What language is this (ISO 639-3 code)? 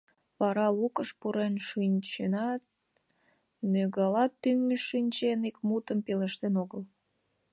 chm